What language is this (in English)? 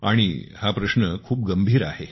Marathi